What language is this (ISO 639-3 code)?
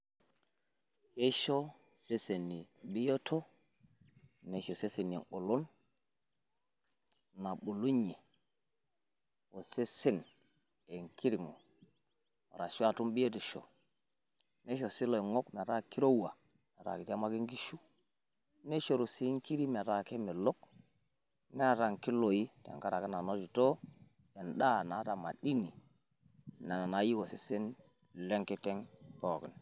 mas